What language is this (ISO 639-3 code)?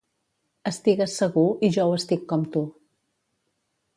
cat